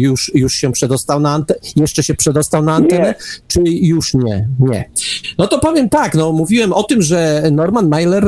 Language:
Polish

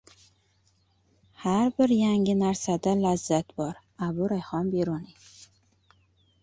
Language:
Uzbek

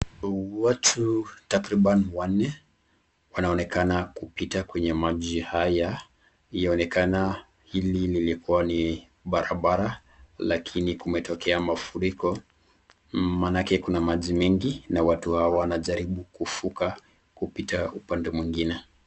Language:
Swahili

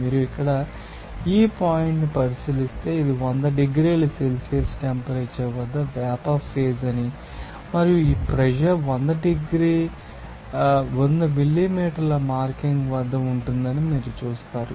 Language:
Telugu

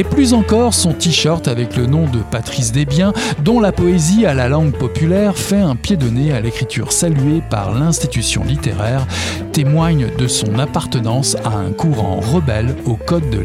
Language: French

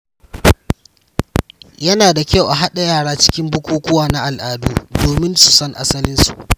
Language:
Hausa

